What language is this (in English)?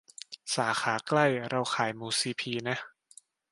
Thai